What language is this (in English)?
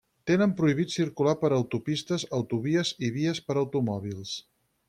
Catalan